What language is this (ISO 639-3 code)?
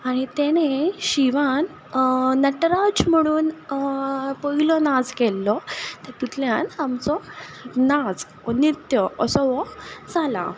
kok